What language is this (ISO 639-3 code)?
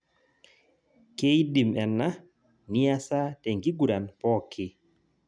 mas